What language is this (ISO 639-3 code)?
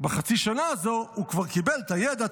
heb